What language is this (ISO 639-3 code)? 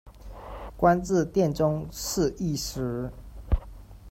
zho